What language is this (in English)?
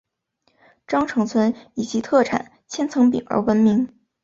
Chinese